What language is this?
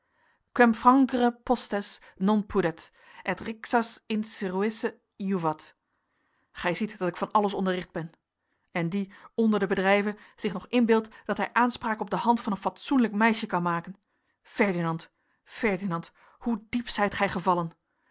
Dutch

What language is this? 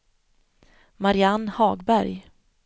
Swedish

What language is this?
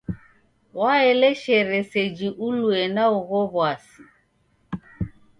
Taita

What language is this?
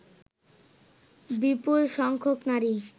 Bangla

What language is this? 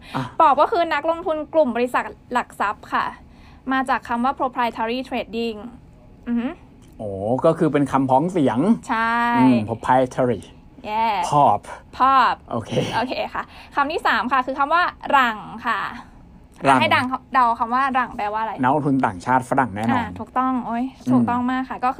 Thai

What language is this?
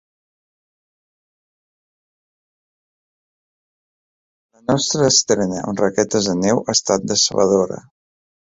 Catalan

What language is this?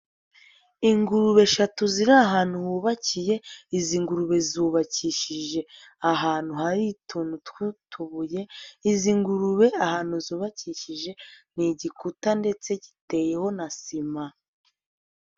Kinyarwanda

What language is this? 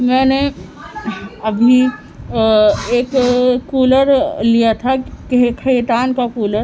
Urdu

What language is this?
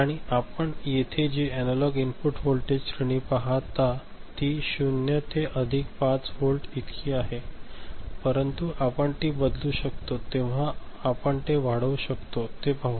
Marathi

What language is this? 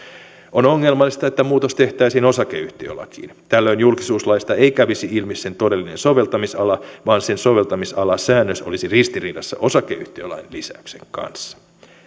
Finnish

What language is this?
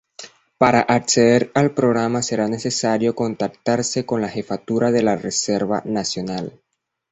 Spanish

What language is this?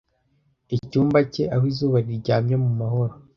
Kinyarwanda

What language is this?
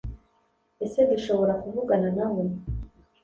Kinyarwanda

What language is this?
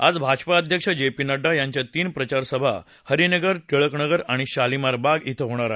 Marathi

